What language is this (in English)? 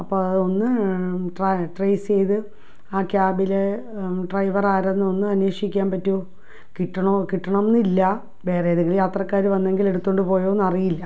Malayalam